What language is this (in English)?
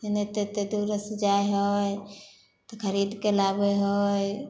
Maithili